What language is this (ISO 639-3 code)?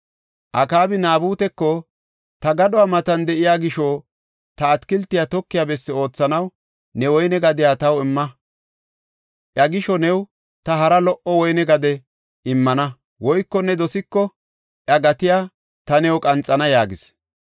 gof